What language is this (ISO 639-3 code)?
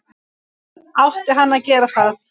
isl